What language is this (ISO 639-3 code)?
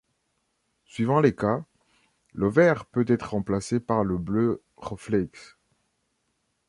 fra